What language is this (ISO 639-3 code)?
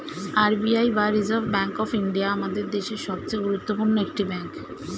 ben